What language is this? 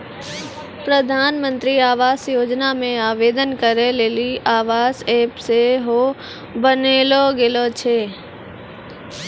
Maithili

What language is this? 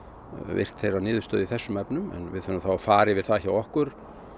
Icelandic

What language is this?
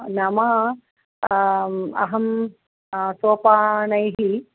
Sanskrit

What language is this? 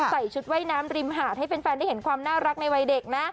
Thai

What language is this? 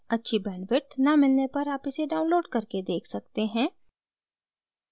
Hindi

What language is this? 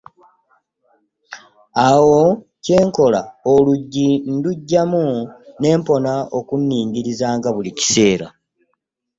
Ganda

